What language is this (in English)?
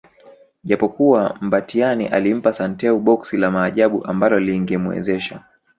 Swahili